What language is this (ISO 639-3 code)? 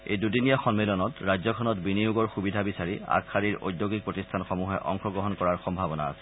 asm